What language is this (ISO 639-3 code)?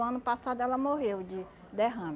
por